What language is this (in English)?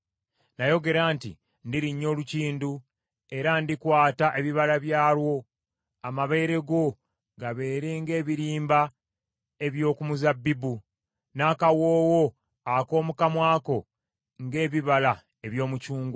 Ganda